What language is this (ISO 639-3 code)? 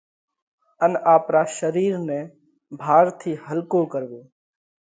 kvx